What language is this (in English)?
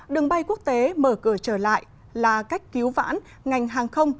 Vietnamese